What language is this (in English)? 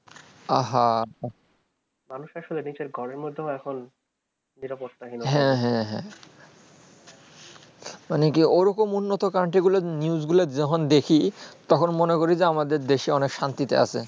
Bangla